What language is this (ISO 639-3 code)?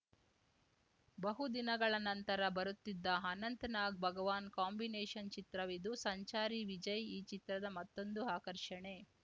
kan